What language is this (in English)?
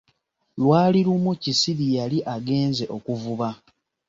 Ganda